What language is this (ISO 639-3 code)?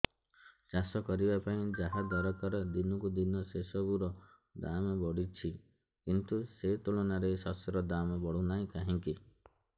ori